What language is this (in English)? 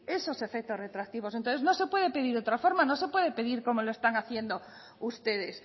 Spanish